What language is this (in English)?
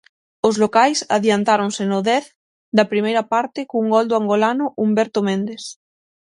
Galician